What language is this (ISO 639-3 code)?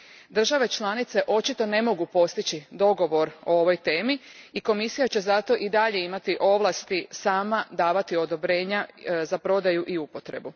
hrv